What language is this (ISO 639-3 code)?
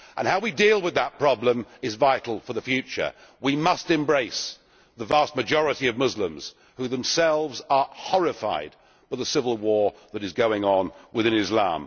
eng